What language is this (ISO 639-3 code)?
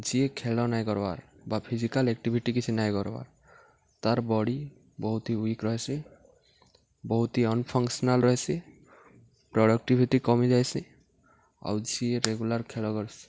ori